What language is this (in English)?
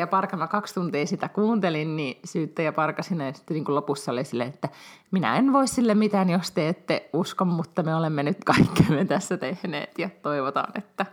Finnish